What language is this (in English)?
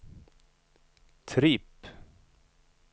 Swedish